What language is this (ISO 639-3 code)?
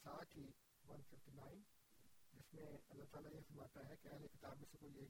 urd